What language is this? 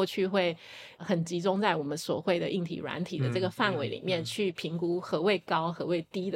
Chinese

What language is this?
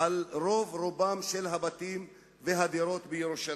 Hebrew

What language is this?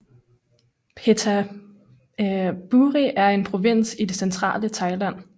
Danish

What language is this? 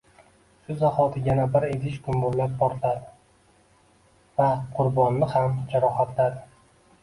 Uzbek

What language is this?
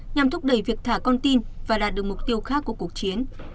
Vietnamese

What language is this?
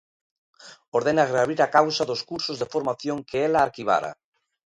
Galician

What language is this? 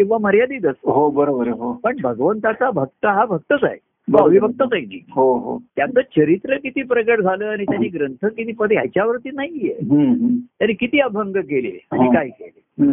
Marathi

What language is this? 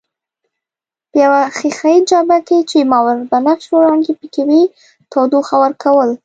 Pashto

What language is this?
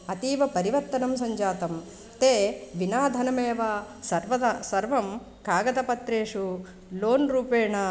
Sanskrit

